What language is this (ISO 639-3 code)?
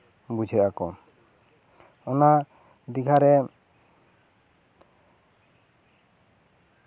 sat